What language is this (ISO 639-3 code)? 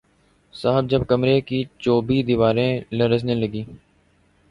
urd